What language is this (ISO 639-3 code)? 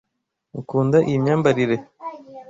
kin